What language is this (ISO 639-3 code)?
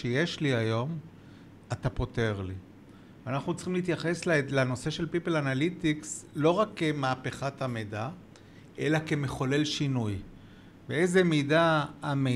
heb